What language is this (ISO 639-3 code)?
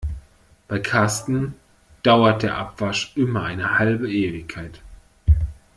deu